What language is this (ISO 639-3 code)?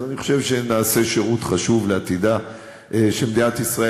heb